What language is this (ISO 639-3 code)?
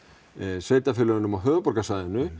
isl